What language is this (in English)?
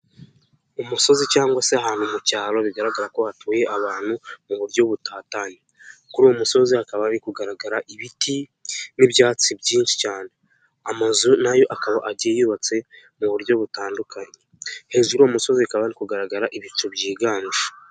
Kinyarwanda